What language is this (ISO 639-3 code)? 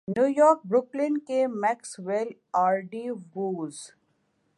urd